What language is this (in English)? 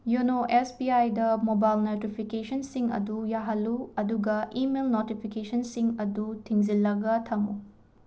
Manipuri